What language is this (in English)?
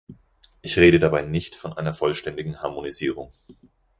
German